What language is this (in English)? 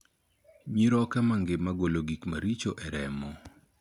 Luo (Kenya and Tanzania)